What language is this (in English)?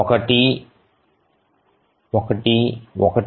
Telugu